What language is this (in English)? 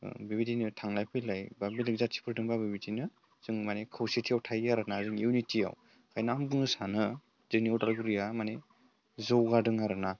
Bodo